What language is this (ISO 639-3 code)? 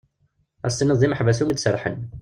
kab